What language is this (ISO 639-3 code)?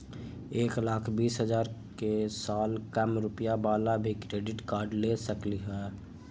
mag